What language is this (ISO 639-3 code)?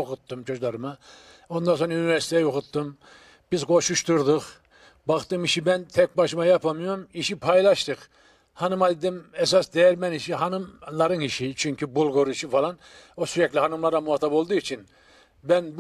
tur